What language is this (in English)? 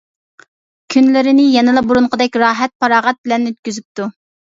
Uyghur